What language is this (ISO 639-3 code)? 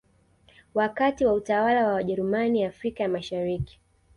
swa